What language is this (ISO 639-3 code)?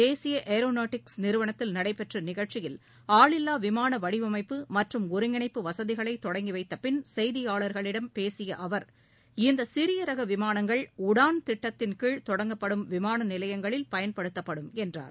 tam